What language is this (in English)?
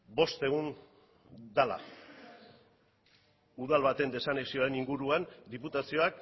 Basque